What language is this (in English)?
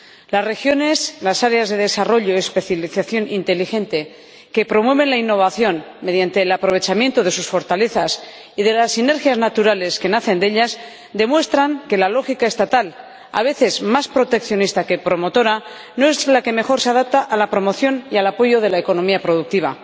Spanish